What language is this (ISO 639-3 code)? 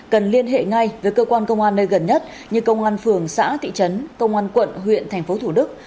vie